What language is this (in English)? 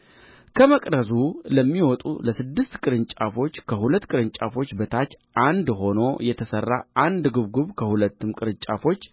Amharic